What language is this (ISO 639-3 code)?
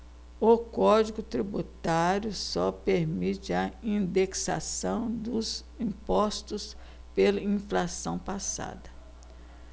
por